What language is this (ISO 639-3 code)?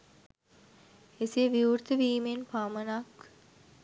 sin